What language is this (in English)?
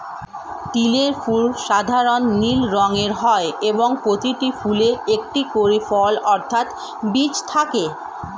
Bangla